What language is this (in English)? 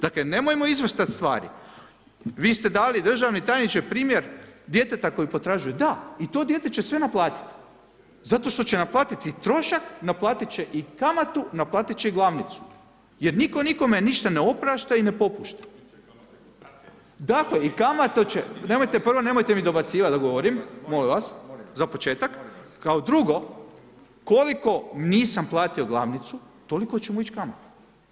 Croatian